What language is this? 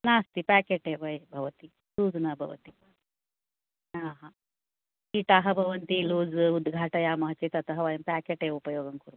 Sanskrit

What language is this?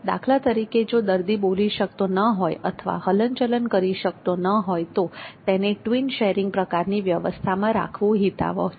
Gujarati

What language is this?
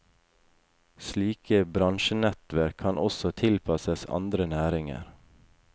Norwegian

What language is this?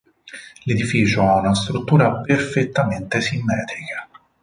Italian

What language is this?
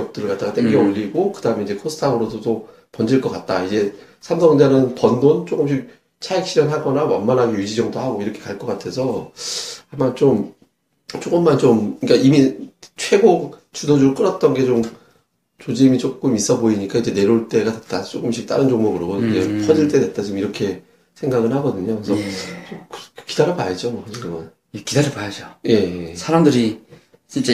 Korean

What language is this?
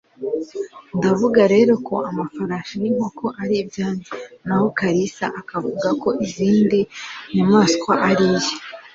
Kinyarwanda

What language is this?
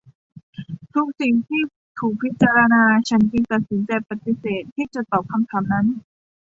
Thai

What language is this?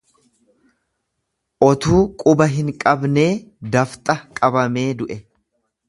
Oromo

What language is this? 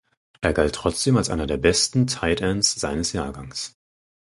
German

